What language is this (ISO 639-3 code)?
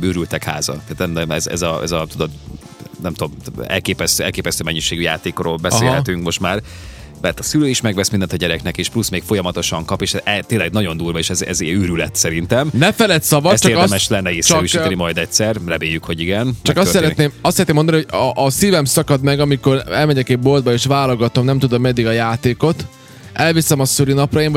hun